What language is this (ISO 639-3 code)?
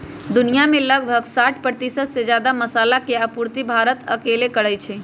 mag